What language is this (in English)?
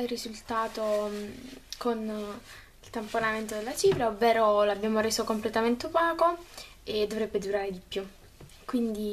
Italian